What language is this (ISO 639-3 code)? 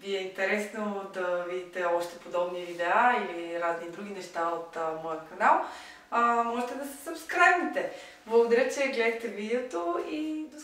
bul